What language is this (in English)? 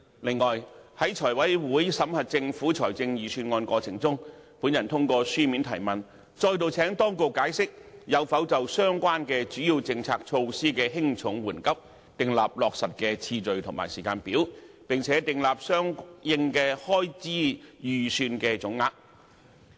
Cantonese